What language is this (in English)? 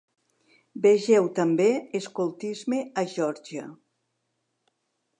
Catalan